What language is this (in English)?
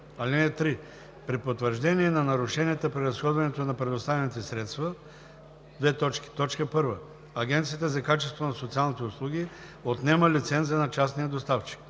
Bulgarian